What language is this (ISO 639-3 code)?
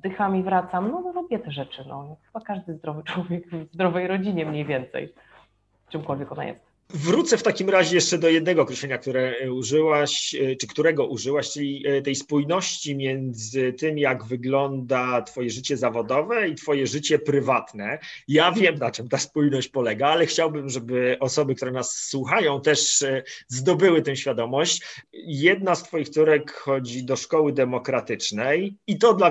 pol